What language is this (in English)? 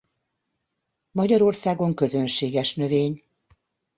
Hungarian